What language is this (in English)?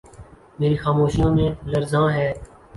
Urdu